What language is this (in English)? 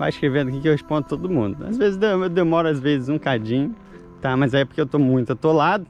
Portuguese